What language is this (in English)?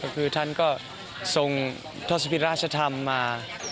Thai